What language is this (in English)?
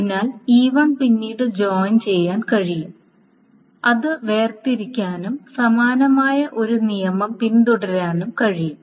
Malayalam